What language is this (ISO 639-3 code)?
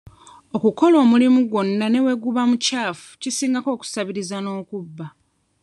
lug